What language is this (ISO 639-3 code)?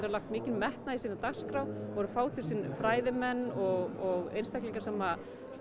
isl